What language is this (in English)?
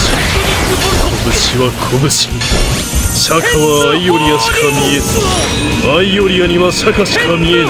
Japanese